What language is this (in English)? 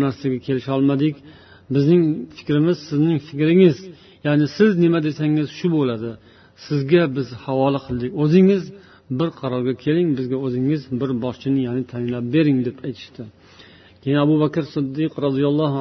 Bulgarian